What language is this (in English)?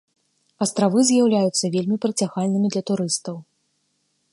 Belarusian